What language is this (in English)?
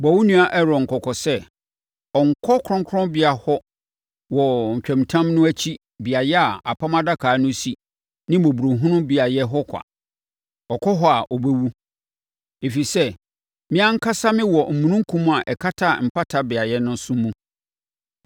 Akan